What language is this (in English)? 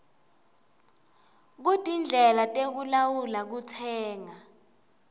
Swati